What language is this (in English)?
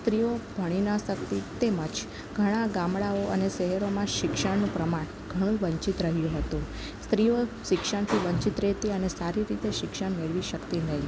Gujarati